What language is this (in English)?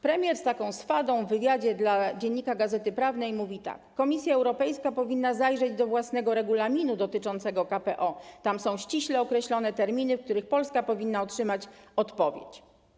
Polish